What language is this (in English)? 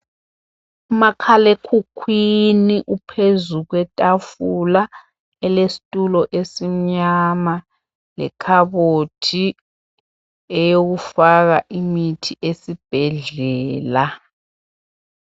North Ndebele